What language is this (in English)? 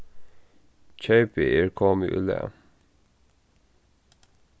Faroese